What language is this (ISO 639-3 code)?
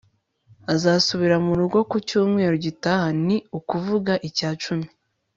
kin